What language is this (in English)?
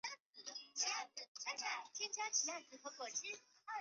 Chinese